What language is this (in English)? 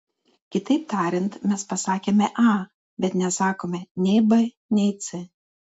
Lithuanian